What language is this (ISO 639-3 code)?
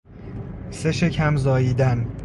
fas